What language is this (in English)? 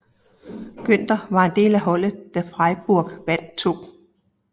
Danish